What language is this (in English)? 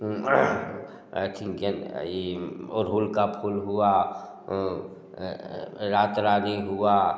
Hindi